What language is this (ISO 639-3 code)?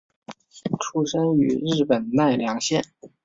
zho